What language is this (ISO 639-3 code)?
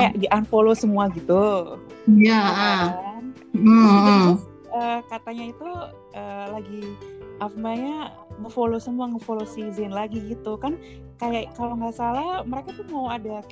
ind